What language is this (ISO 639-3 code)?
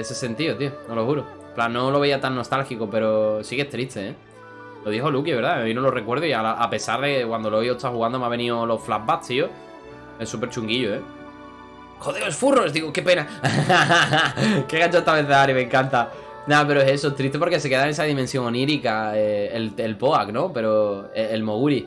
spa